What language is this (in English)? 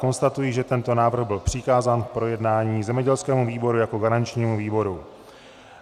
Czech